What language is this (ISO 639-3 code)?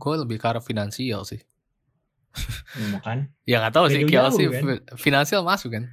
ind